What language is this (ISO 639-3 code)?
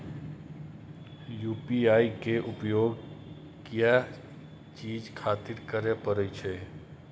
mai